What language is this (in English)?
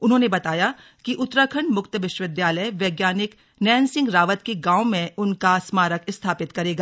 Hindi